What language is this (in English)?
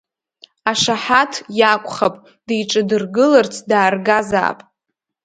Abkhazian